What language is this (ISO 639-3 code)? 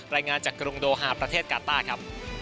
tha